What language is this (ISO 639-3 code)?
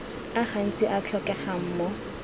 tsn